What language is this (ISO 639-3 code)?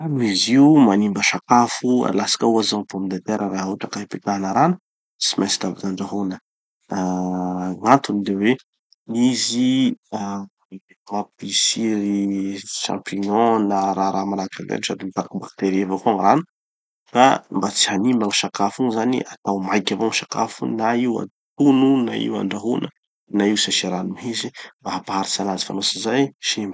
txy